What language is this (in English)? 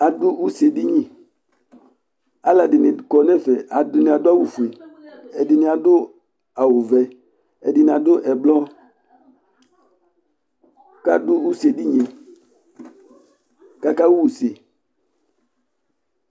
Ikposo